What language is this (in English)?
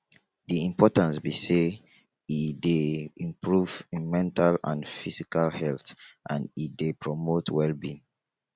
Nigerian Pidgin